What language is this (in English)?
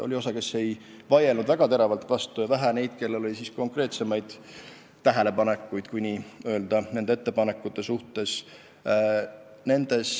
Estonian